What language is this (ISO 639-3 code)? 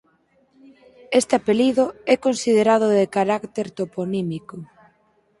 glg